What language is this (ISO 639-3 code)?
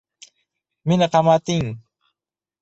uzb